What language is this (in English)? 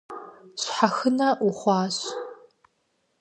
Kabardian